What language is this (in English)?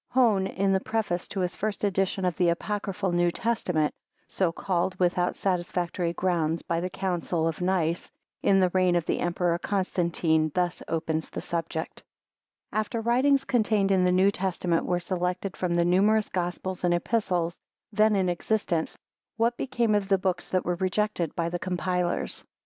English